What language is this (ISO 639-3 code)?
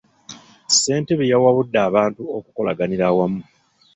lug